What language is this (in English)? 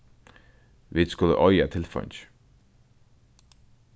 Faroese